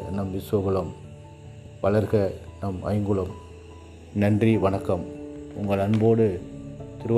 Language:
Tamil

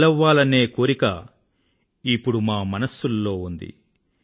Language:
Telugu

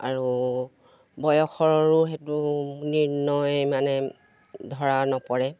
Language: Assamese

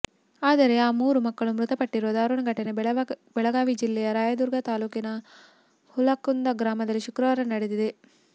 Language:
Kannada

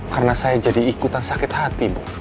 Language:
Indonesian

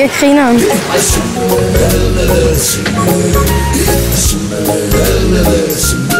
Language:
Danish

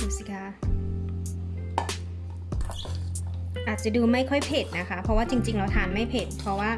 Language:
Thai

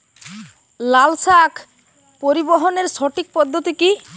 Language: Bangla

